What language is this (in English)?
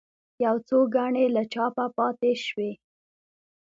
Pashto